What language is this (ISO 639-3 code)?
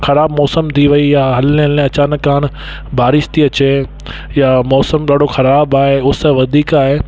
snd